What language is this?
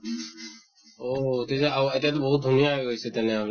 Assamese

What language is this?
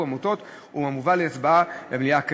Hebrew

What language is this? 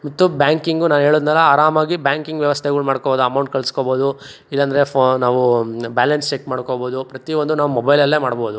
Kannada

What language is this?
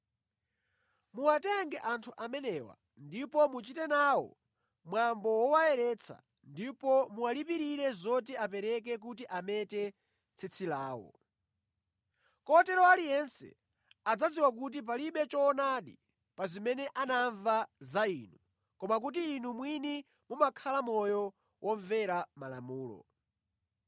Nyanja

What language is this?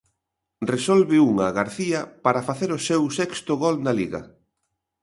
Galician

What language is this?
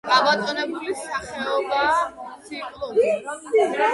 Georgian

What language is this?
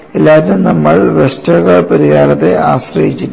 Malayalam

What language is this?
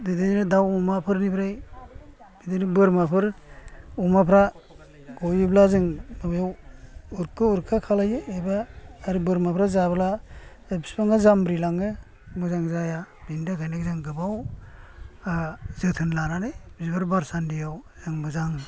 Bodo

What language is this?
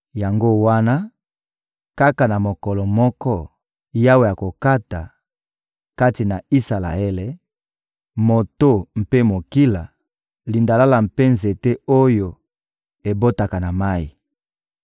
Lingala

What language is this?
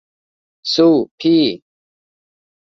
Thai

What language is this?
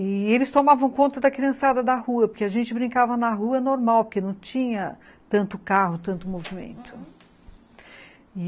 Portuguese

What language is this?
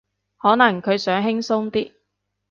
Cantonese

